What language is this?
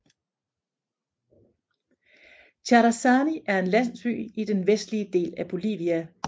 Danish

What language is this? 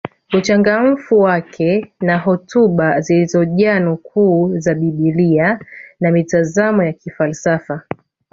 Swahili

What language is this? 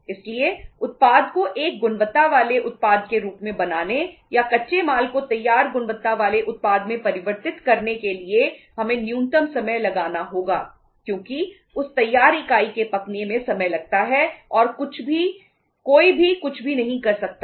Hindi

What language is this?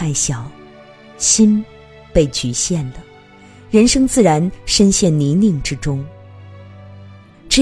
Chinese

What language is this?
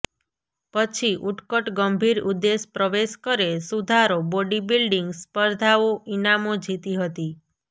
Gujarati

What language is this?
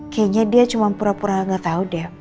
Indonesian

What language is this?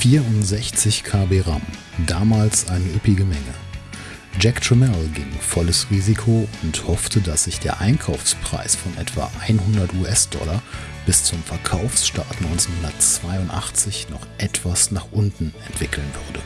German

